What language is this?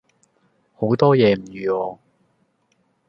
Cantonese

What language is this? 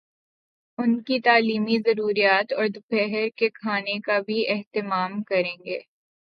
Urdu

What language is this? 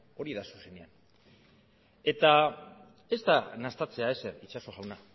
Basque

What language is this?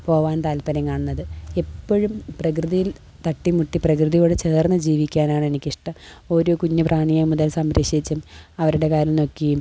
Malayalam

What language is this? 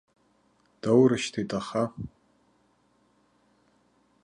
Abkhazian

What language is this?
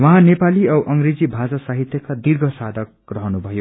Nepali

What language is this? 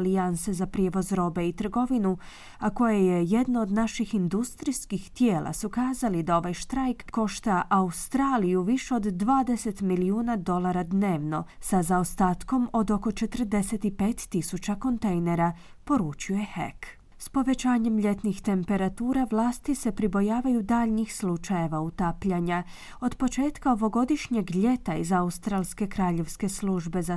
Croatian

